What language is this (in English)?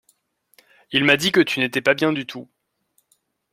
French